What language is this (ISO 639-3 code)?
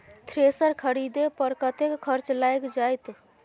mai